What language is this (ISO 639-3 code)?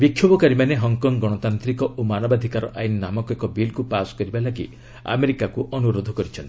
ori